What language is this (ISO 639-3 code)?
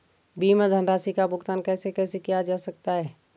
hin